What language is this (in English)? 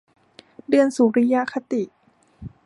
Thai